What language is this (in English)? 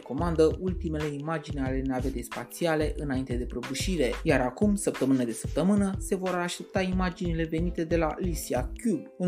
Romanian